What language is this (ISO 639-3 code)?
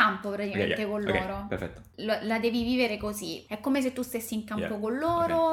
ita